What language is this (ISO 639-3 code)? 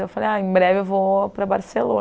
por